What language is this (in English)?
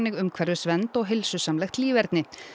Icelandic